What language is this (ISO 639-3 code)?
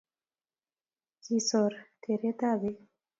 kln